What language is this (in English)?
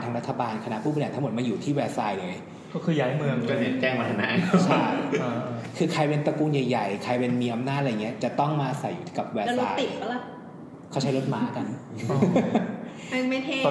Thai